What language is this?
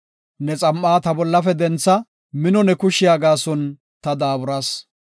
Gofa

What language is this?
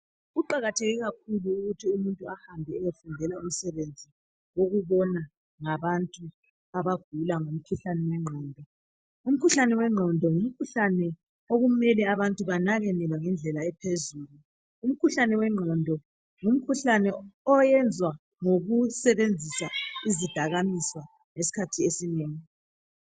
North Ndebele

